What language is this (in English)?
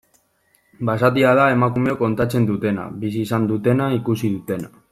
Basque